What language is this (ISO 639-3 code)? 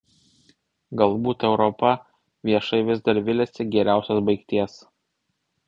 lit